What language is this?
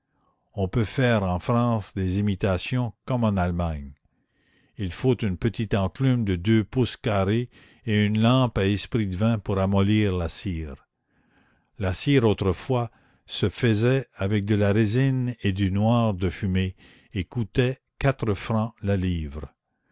French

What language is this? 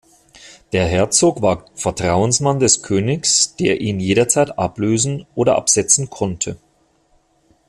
German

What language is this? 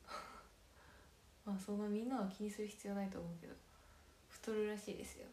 Japanese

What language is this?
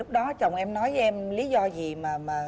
Vietnamese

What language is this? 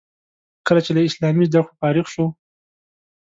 Pashto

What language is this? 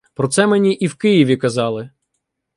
Ukrainian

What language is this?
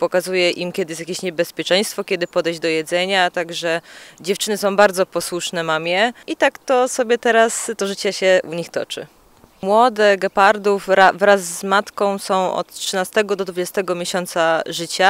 Polish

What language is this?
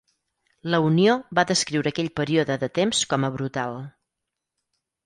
Catalan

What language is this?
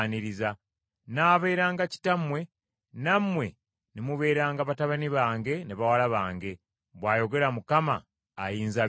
Ganda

